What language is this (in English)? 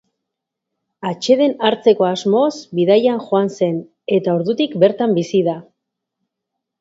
Basque